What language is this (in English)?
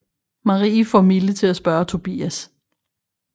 Danish